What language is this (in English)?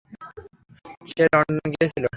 Bangla